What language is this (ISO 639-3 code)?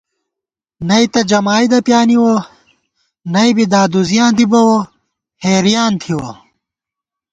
gwt